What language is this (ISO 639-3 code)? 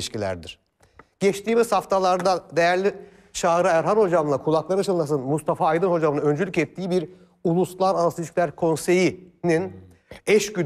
tur